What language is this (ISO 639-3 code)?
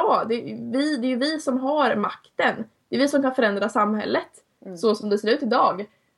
swe